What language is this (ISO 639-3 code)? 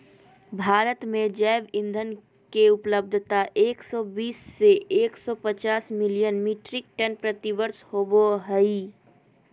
mag